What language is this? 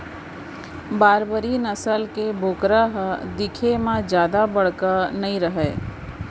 Chhattisgarhi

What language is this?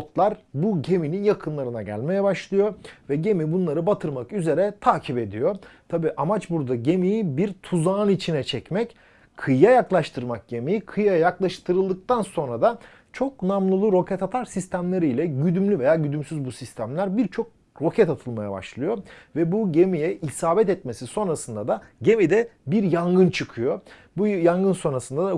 Turkish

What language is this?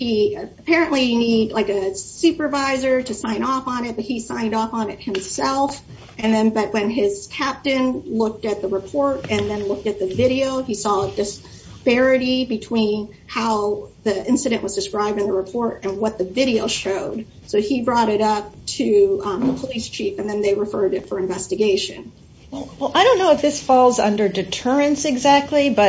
English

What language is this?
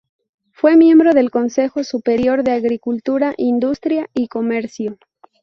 Spanish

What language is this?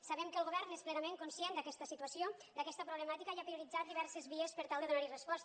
Catalan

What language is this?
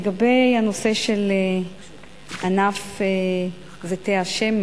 Hebrew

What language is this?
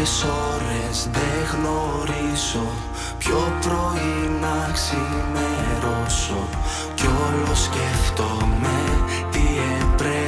Greek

